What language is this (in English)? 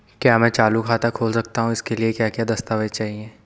Hindi